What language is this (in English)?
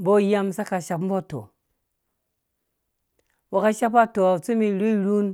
Dũya